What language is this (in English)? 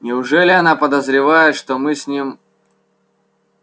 Russian